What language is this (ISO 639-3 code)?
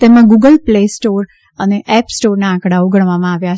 guj